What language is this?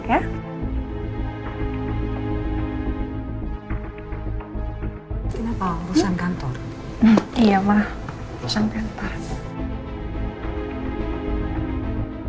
Indonesian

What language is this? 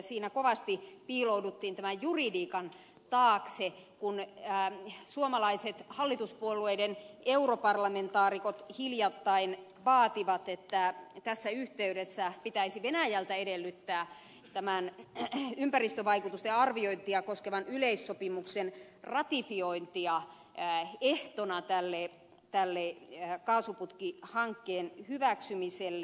Finnish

